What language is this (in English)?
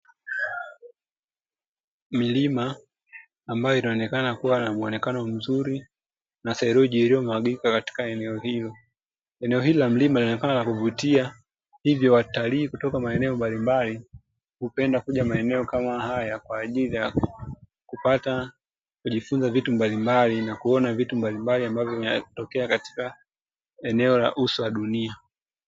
Swahili